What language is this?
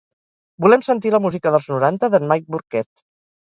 Catalan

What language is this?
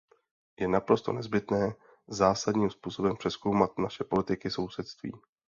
Czech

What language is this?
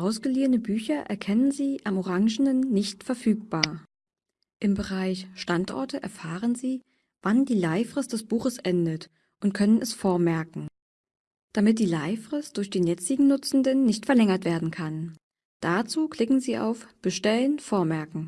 German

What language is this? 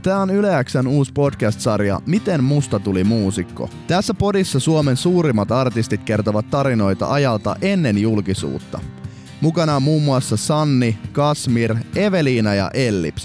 Finnish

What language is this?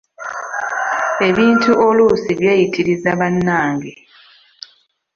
Ganda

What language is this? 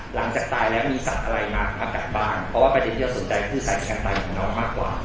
Thai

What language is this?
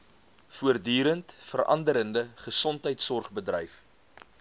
Afrikaans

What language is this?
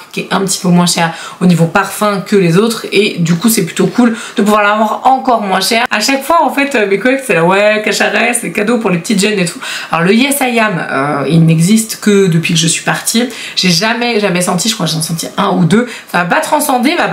French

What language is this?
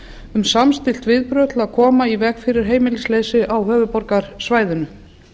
Icelandic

